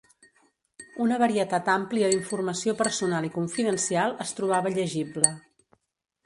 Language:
Catalan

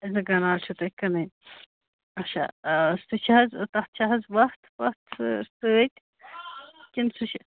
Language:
Kashmiri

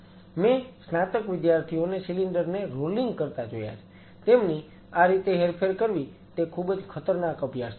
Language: Gujarati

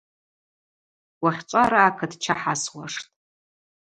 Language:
Abaza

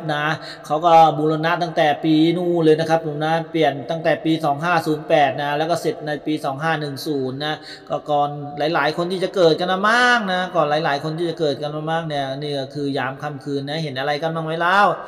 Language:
Thai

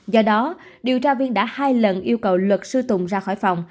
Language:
Vietnamese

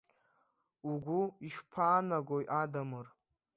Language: Abkhazian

